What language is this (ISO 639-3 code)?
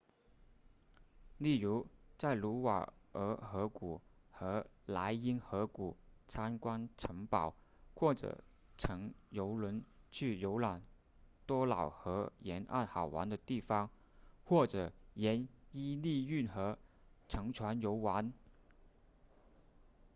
zho